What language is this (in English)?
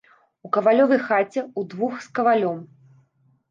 Belarusian